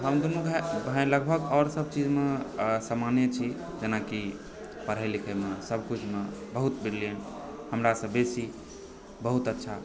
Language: Maithili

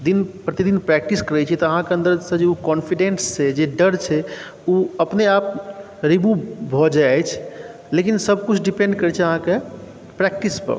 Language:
Maithili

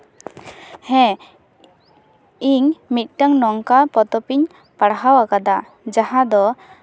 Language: Santali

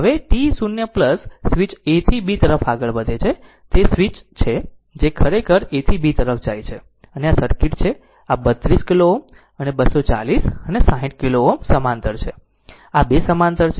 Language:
Gujarati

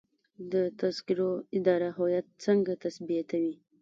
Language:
Pashto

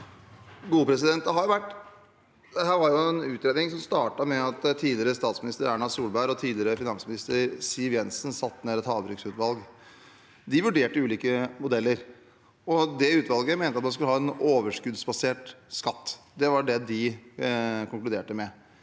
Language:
Norwegian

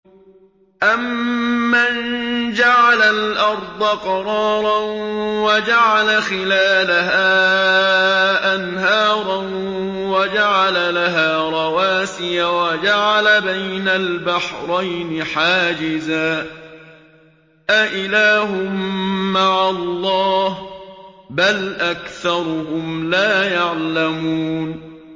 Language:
Arabic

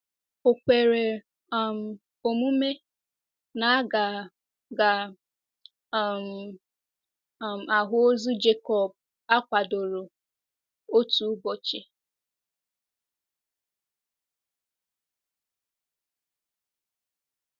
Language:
Igbo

